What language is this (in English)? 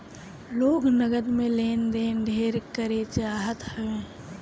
Bhojpuri